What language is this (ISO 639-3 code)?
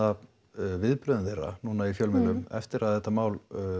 isl